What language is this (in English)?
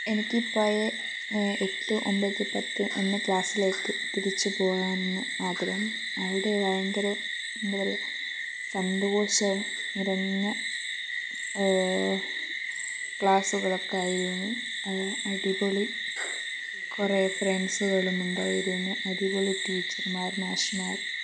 Malayalam